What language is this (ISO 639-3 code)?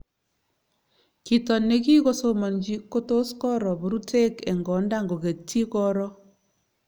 kln